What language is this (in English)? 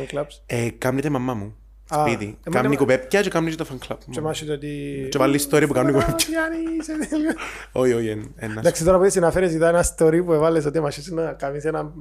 Greek